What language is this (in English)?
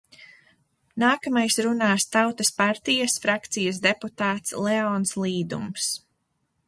Latvian